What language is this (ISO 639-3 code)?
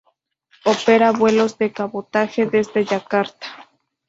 spa